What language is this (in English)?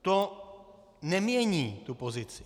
Czech